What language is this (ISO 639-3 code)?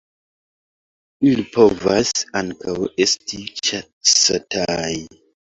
epo